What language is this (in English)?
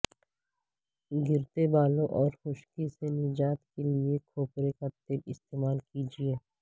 Urdu